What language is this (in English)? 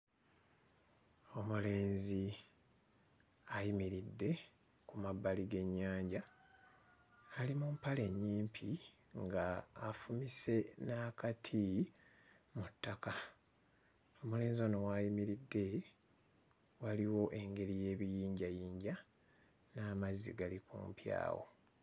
Ganda